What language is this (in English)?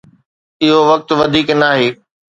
Sindhi